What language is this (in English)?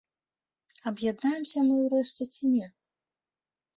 Belarusian